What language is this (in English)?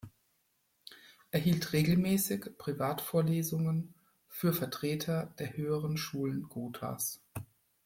German